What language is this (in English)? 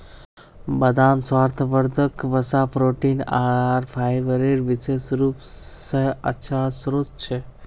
Magahi